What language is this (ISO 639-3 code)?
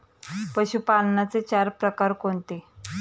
mar